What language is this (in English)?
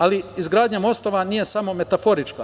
Serbian